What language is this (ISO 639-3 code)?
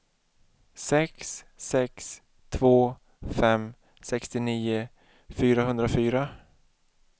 swe